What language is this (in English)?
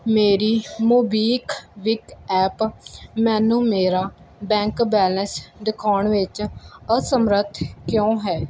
Punjabi